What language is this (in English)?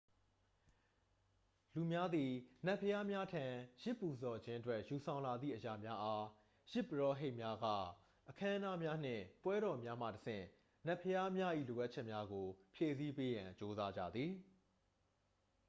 Burmese